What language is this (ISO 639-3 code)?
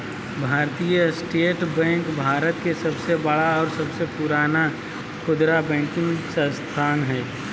mag